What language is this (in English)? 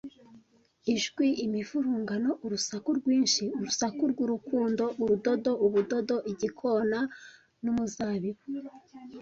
Kinyarwanda